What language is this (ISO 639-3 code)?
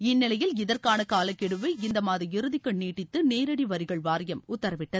tam